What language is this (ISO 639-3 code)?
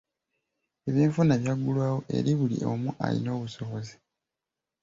lug